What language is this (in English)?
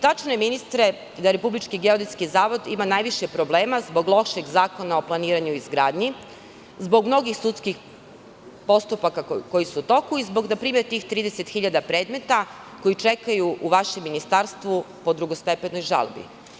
Serbian